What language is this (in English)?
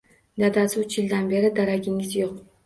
Uzbek